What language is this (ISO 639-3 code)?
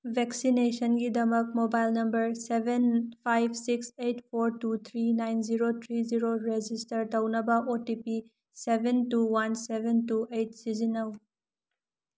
mni